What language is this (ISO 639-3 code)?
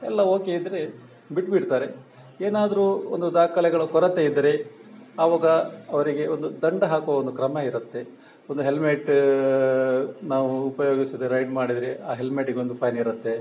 kan